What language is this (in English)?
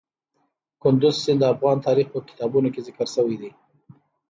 Pashto